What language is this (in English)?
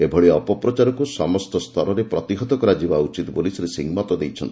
Odia